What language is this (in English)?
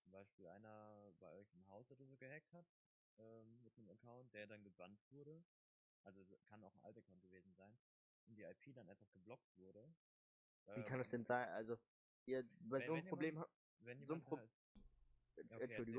German